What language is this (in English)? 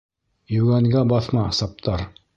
Bashkir